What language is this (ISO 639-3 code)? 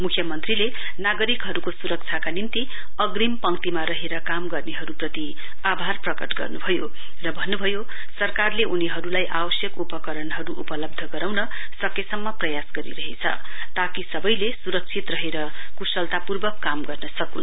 nep